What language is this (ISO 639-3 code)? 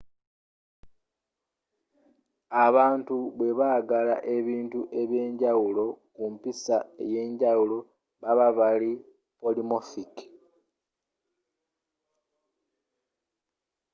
lug